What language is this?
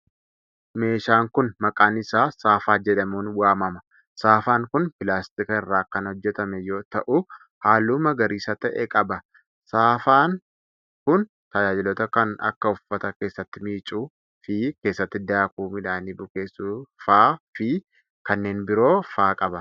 Oromo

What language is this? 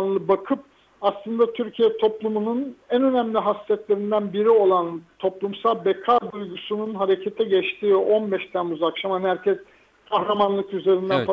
Turkish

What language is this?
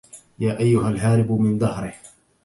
Arabic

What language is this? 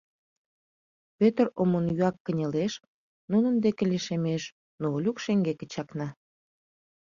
Mari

